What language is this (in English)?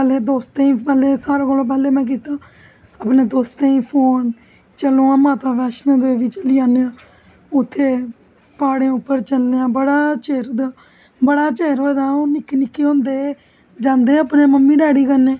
Dogri